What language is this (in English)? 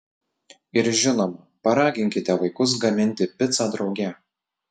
Lithuanian